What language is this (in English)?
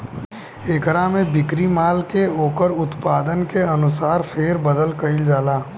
Bhojpuri